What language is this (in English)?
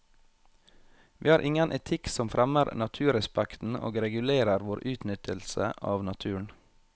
Norwegian